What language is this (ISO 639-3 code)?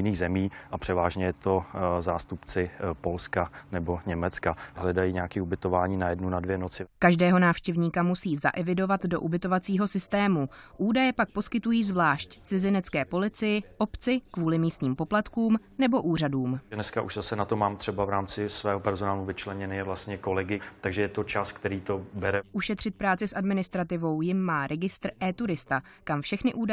ces